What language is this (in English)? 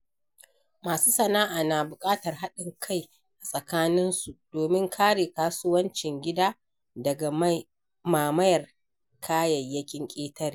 Hausa